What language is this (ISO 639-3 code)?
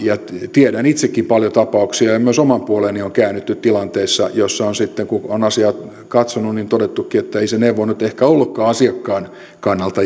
fin